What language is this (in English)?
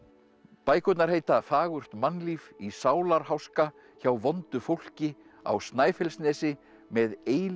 Icelandic